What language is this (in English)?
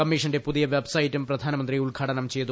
Malayalam